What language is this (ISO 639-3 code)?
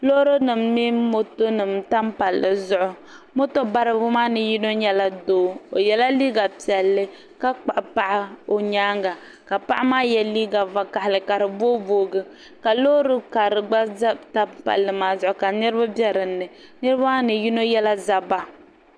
dag